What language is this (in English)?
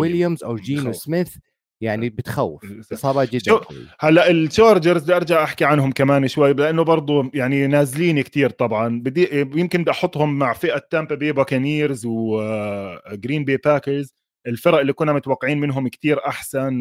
Arabic